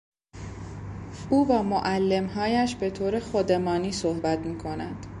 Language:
Persian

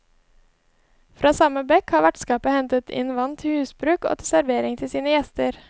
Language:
Norwegian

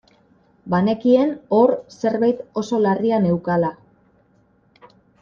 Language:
Basque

